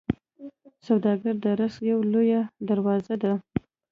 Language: Pashto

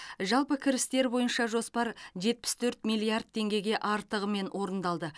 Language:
Kazakh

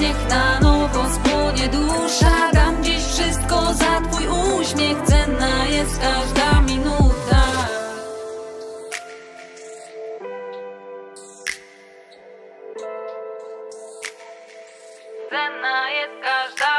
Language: Polish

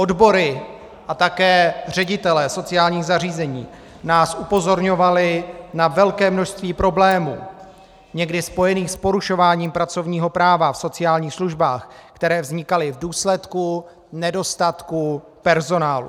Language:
Czech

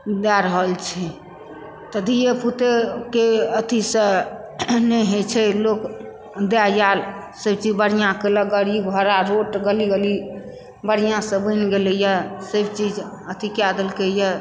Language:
Maithili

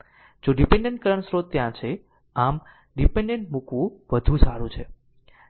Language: Gujarati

